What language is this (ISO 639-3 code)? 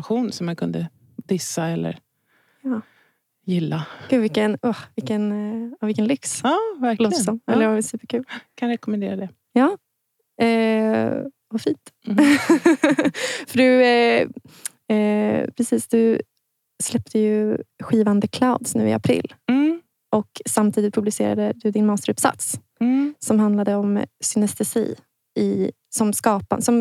swe